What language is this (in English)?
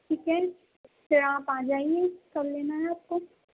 Urdu